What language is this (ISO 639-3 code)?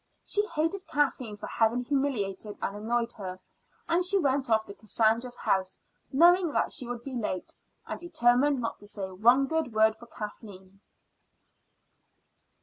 eng